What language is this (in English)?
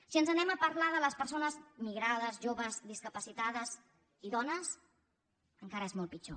Catalan